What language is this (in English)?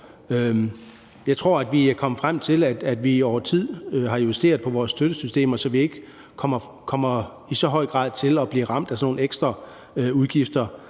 Danish